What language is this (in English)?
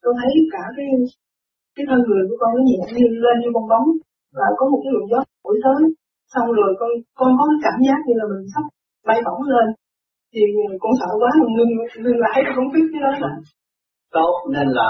Vietnamese